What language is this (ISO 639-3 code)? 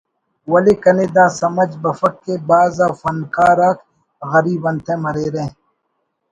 brh